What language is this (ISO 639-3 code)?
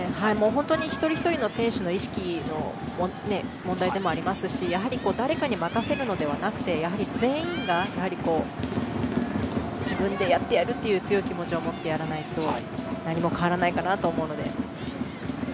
jpn